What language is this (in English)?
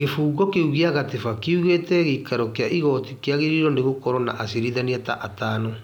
Kikuyu